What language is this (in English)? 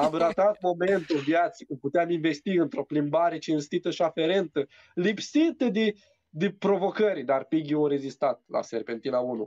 Romanian